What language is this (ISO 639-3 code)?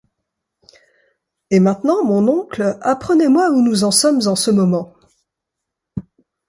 fra